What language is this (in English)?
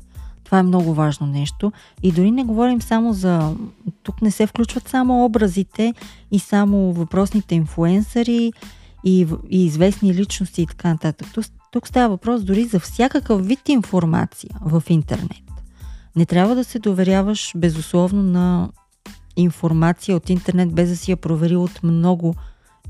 Bulgarian